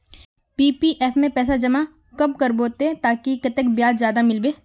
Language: Magahi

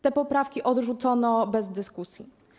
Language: Polish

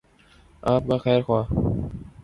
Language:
Urdu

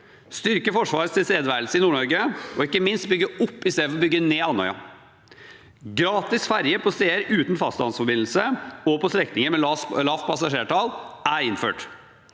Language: Norwegian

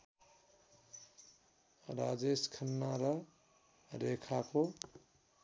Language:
Nepali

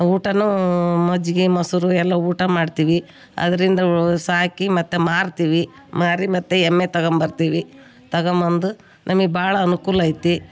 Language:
Kannada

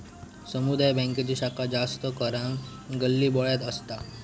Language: Marathi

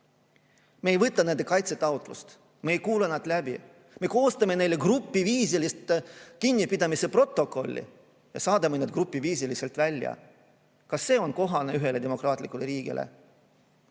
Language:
Estonian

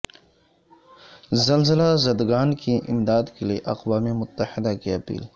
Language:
Urdu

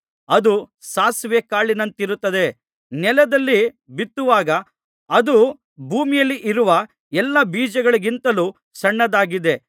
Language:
Kannada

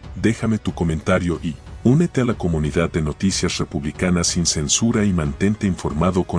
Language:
Spanish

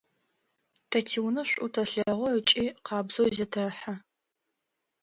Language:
Adyghe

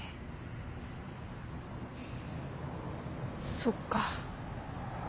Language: Japanese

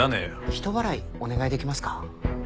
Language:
Japanese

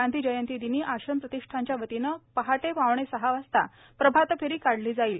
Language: Marathi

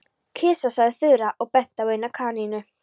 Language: Icelandic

